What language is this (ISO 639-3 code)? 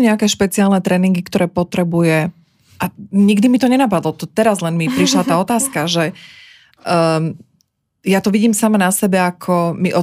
slk